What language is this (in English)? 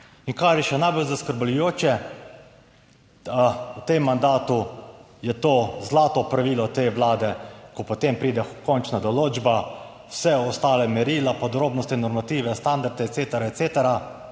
Slovenian